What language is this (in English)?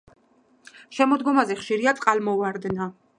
Georgian